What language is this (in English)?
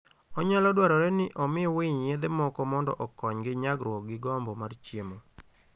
Luo (Kenya and Tanzania)